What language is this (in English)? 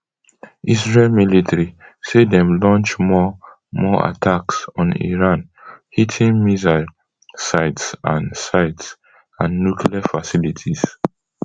Nigerian Pidgin